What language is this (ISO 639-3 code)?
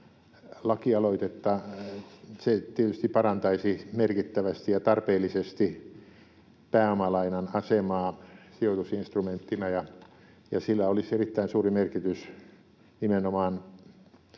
fin